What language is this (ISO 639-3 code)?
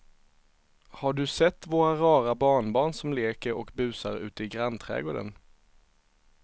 swe